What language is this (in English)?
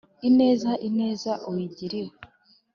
Kinyarwanda